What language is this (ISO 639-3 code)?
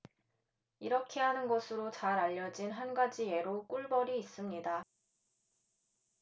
kor